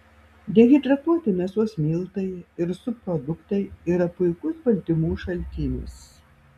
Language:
Lithuanian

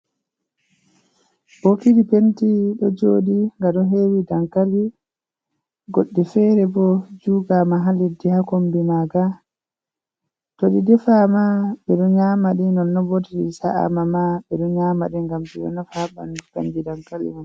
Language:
Fula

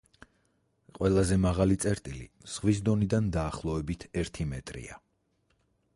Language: Georgian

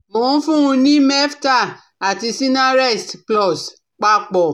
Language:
Yoruba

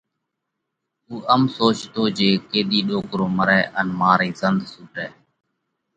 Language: Parkari Koli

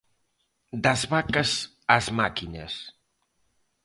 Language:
Galician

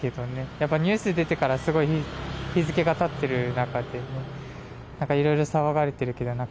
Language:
Japanese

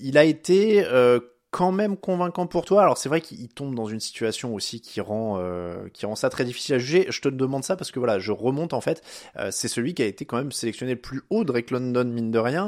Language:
French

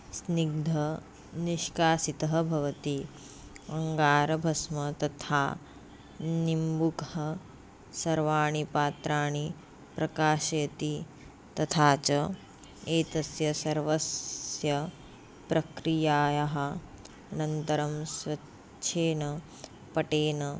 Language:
Sanskrit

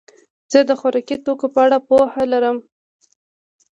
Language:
Pashto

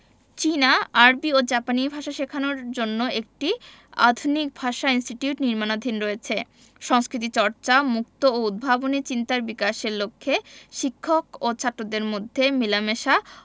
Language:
Bangla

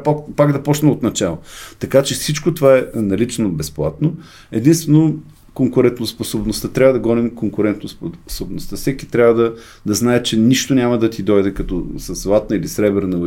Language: Bulgarian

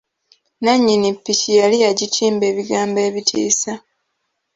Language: Ganda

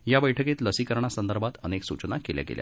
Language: Marathi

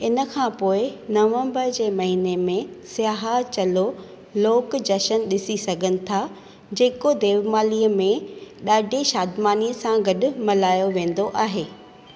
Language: Sindhi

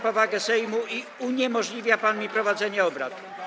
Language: Polish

